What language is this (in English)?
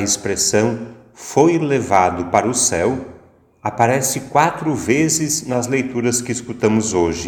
Portuguese